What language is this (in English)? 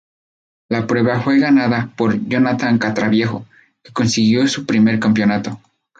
Spanish